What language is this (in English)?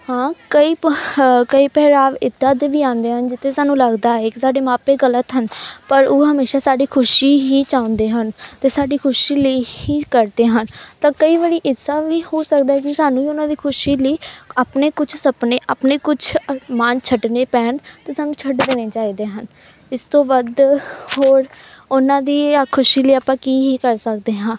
Punjabi